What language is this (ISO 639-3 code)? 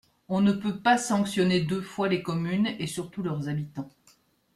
fra